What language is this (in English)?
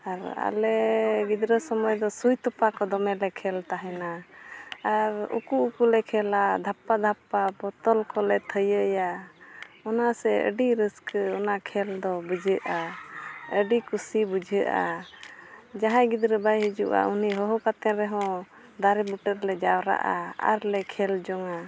Santali